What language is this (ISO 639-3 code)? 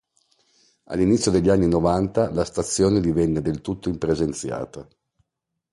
ita